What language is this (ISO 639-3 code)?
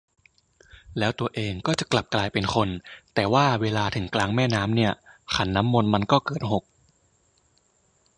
tha